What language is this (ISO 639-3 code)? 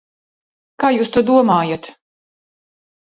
lav